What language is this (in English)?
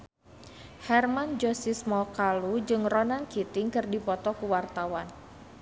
Sundanese